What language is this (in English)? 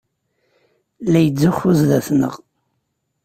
Kabyle